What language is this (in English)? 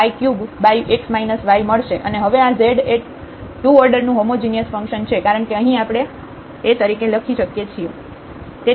Gujarati